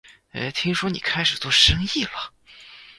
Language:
Chinese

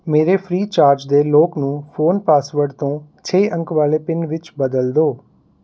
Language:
Punjabi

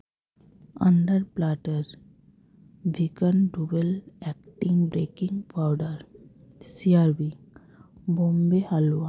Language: Santali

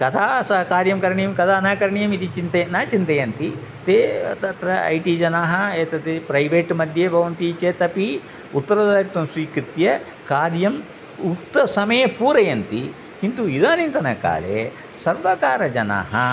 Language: Sanskrit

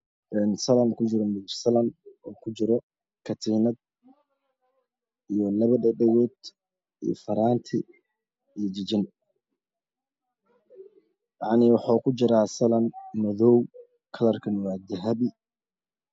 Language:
Somali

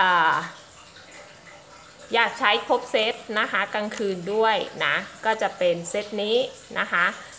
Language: Thai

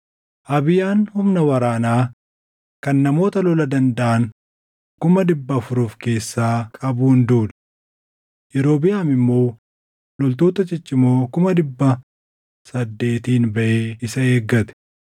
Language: Oromo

